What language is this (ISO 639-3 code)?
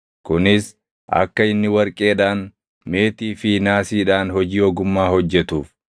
orm